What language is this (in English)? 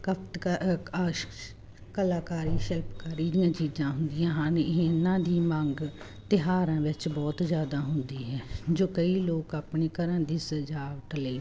Punjabi